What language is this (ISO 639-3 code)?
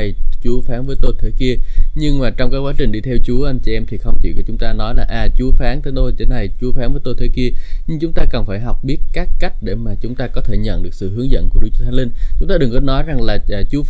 vie